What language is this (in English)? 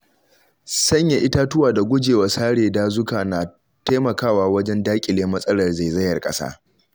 Hausa